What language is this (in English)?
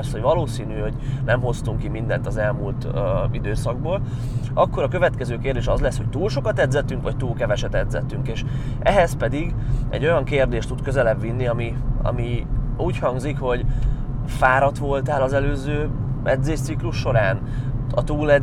Hungarian